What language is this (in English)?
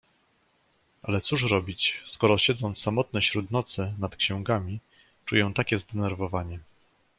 Polish